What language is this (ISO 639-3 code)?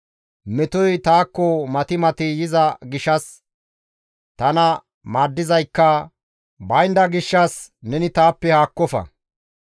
gmv